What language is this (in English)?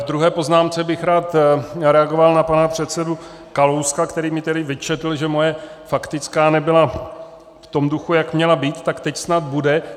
Czech